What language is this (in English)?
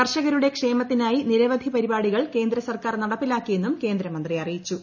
Malayalam